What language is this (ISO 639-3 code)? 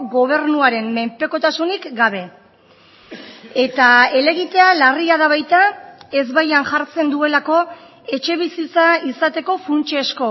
eus